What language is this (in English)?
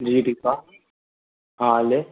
Sindhi